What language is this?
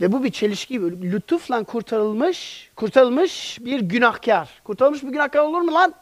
Turkish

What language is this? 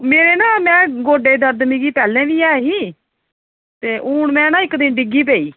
Dogri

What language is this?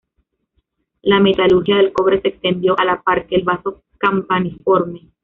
Spanish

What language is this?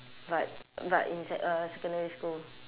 English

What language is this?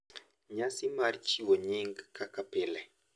Luo (Kenya and Tanzania)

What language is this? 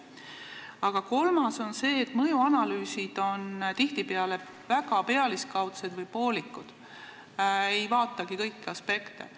Estonian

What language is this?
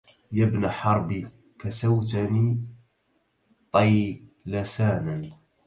Arabic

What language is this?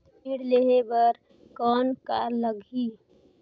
Chhattisgarhi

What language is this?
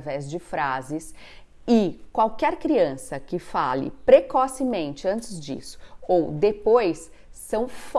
Portuguese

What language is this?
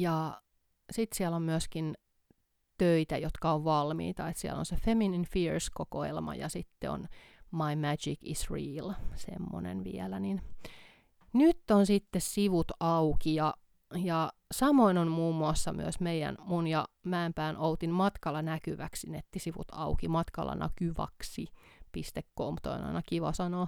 Finnish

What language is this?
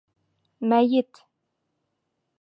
Bashkir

